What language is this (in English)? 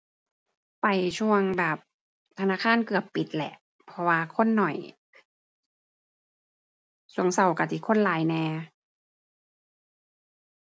Thai